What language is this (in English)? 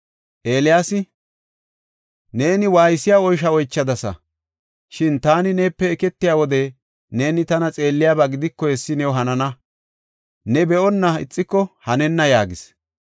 Gofa